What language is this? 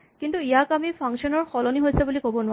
Assamese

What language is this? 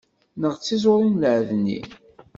Kabyle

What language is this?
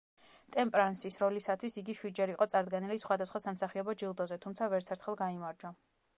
Georgian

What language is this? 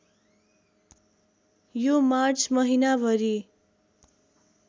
Nepali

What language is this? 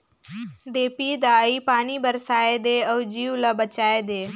Chhattisgarhi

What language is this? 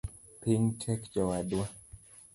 Luo (Kenya and Tanzania)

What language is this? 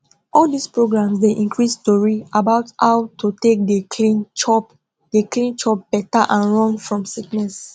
Nigerian Pidgin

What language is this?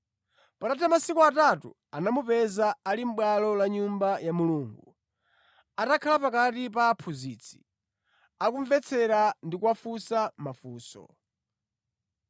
Nyanja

